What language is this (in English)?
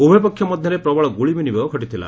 Odia